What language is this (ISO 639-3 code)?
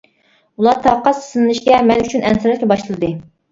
uig